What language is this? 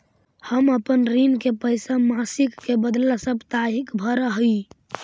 Magahi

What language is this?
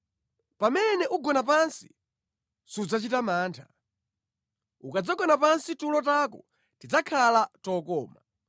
Nyanja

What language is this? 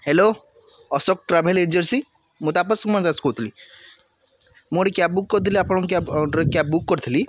Odia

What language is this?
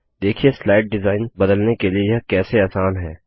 Hindi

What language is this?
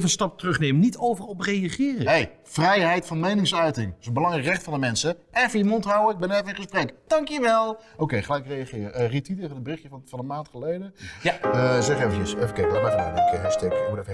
Dutch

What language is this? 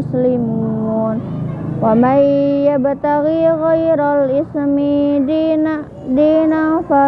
Indonesian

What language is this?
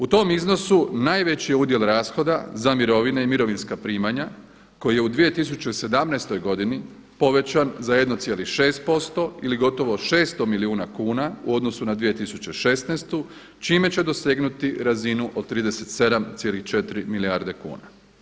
Croatian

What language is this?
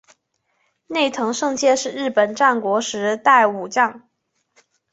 Chinese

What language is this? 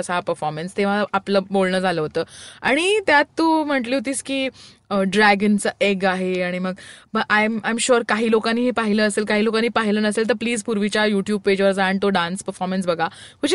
Marathi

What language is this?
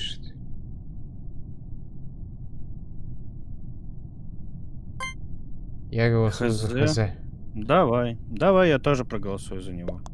Russian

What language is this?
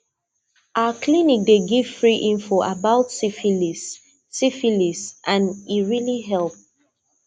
Nigerian Pidgin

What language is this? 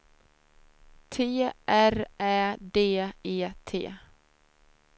Swedish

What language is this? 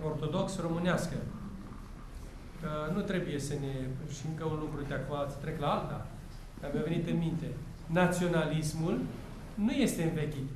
Romanian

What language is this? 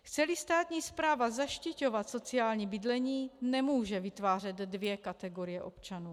Czech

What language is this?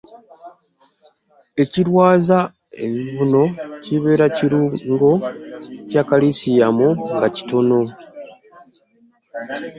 Ganda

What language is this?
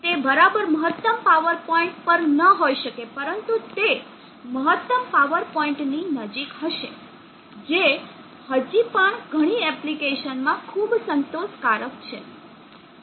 Gujarati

